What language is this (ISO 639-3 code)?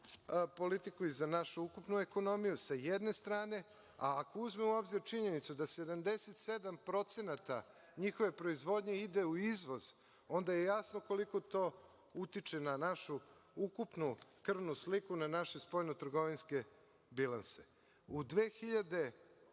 srp